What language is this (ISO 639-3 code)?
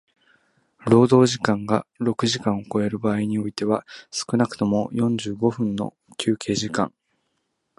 jpn